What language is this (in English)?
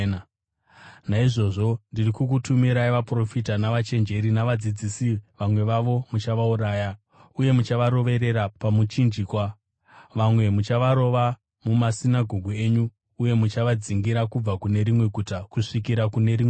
Shona